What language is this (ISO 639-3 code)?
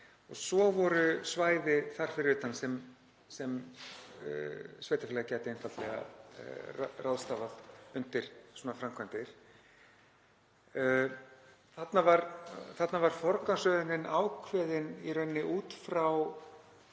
isl